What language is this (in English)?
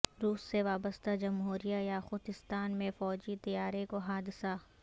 Urdu